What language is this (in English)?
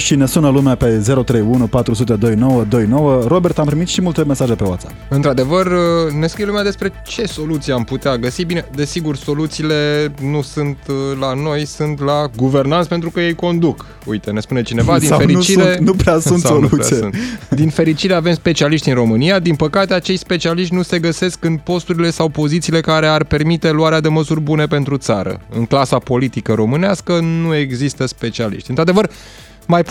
Romanian